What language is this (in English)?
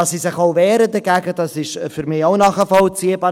Swiss German